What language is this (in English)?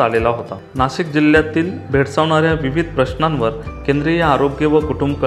Marathi